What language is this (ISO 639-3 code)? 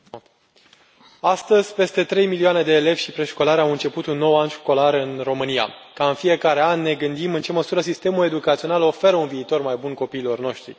ron